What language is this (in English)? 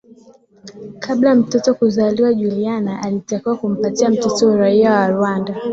Swahili